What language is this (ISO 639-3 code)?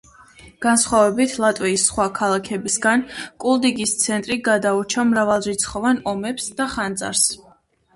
kat